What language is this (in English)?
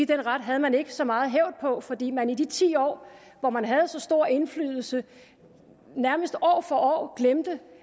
Danish